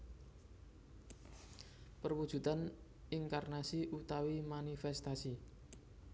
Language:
Javanese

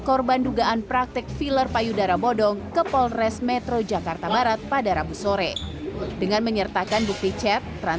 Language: Indonesian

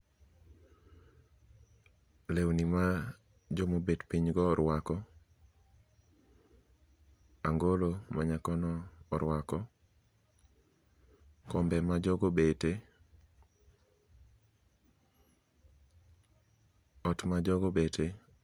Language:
Luo (Kenya and Tanzania)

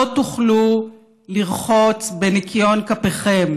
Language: Hebrew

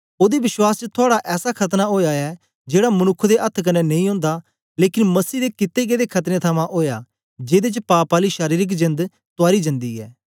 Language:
Dogri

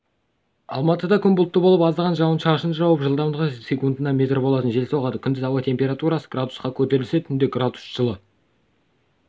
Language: Kazakh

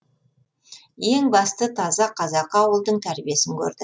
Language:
Kazakh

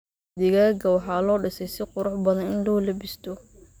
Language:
Somali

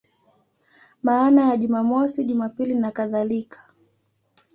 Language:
Swahili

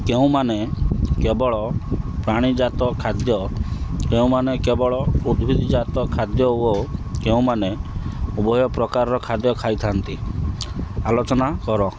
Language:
Odia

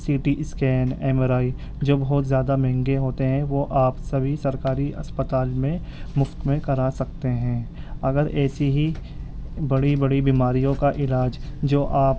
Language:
Urdu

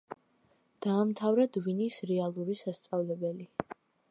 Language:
Georgian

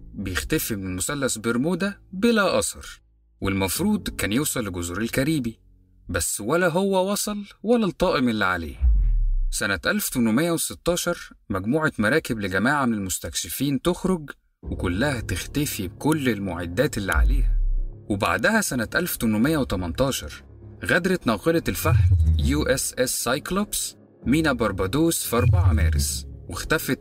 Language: Arabic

